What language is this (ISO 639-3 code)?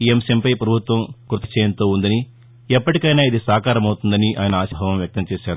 tel